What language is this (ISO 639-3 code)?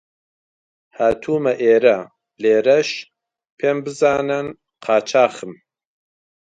ckb